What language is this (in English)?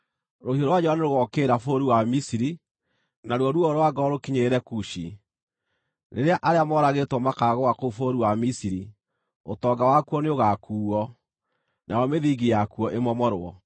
Kikuyu